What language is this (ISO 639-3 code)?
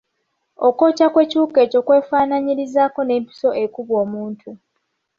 lug